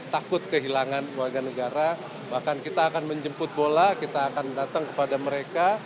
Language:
Indonesian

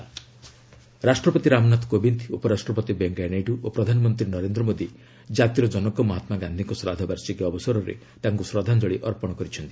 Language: Odia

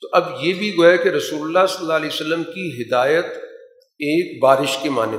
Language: Urdu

